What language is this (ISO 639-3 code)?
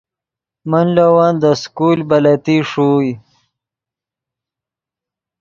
ydg